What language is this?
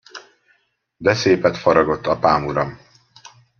Hungarian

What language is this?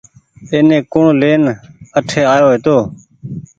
Goaria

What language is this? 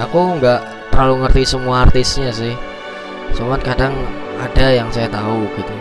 Indonesian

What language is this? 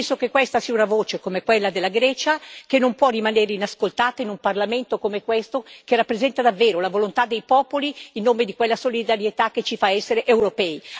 Italian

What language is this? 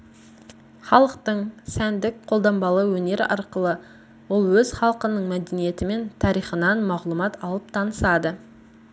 Kazakh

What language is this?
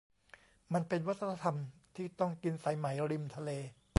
Thai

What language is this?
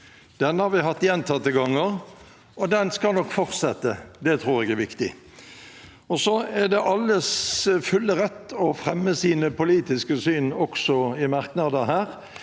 Norwegian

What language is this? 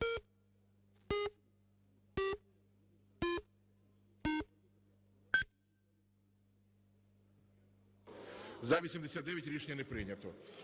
Ukrainian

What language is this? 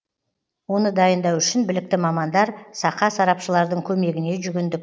Kazakh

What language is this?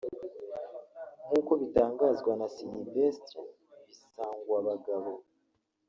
Kinyarwanda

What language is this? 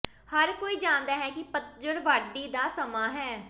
Punjabi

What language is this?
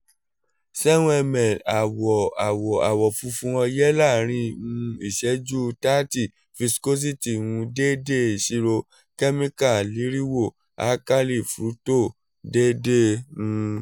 Yoruba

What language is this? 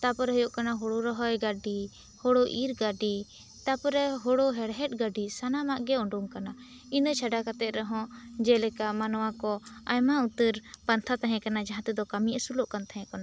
Santali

